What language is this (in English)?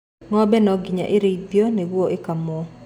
Kikuyu